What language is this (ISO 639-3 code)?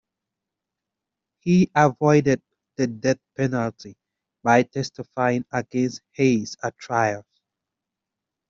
eng